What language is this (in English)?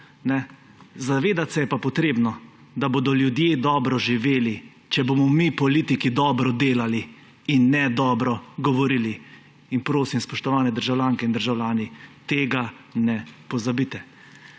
Slovenian